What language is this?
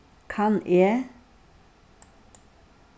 Faroese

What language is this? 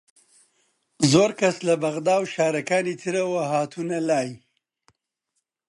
Central Kurdish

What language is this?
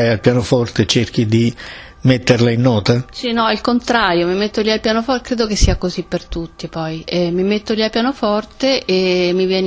Italian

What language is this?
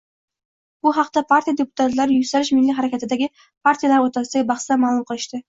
Uzbek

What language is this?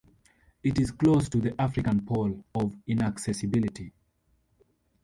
English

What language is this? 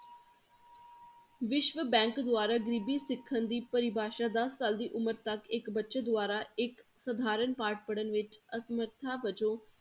Punjabi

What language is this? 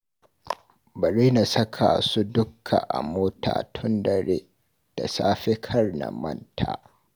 Hausa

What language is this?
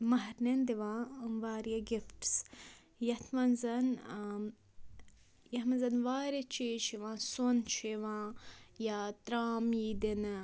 Kashmiri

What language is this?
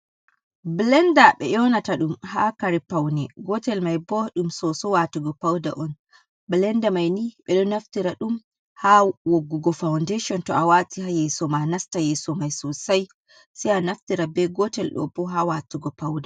Fula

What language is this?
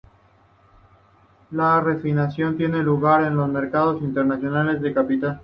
Spanish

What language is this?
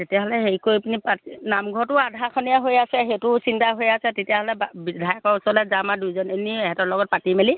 Assamese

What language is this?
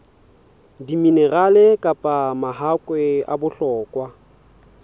Southern Sotho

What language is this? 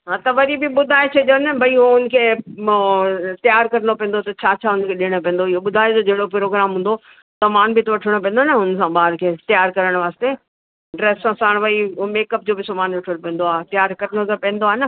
Sindhi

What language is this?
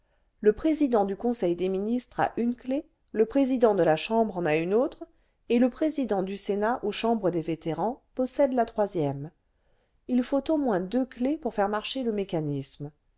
French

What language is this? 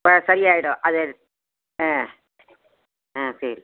Tamil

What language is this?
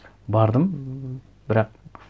Kazakh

